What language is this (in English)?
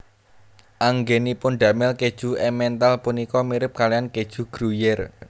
Javanese